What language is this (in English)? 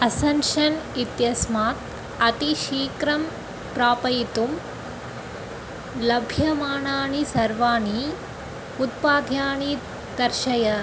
Sanskrit